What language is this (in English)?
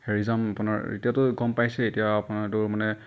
Assamese